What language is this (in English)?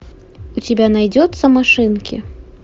Russian